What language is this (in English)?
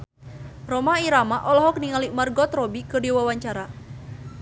Sundanese